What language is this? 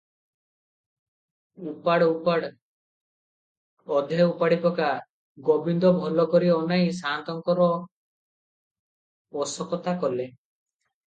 Odia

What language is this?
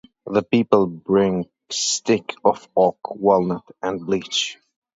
English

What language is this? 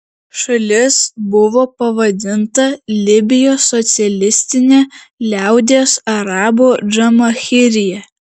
Lithuanian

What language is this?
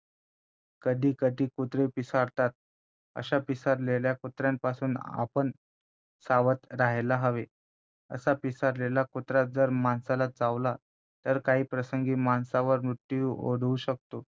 Marathi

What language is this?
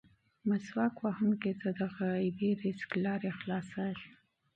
Pashto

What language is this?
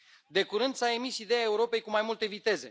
Romanian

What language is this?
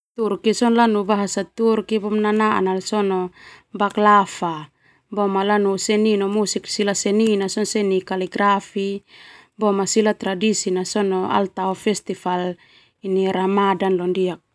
Termanu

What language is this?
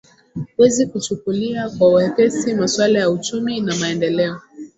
Swahili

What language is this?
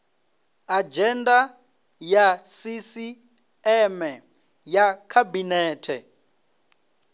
Venda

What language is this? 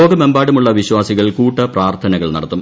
Malayalam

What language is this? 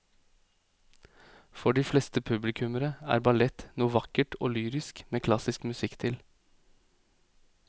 Norwegian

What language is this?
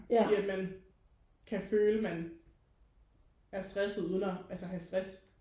Danish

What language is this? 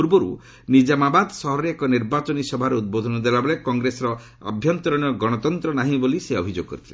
Odia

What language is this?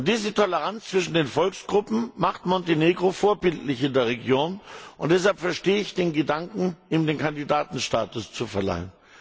German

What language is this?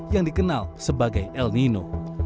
Indonesian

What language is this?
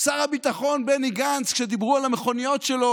Hebrew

